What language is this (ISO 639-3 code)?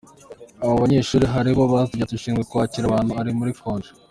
kin